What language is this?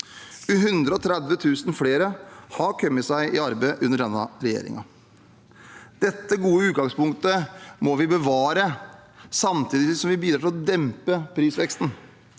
Norwegian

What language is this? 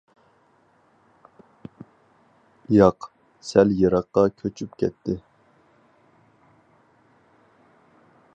Uyghur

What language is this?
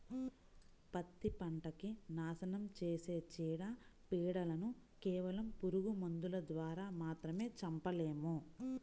Telugu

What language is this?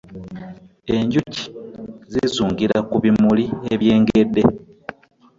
Ganda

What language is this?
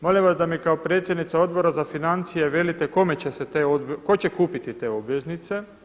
Croatian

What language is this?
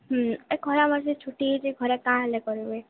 Odia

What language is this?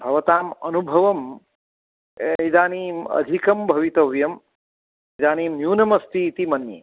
Sanskrit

